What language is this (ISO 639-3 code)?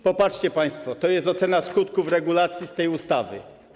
pol